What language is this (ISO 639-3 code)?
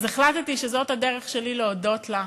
heb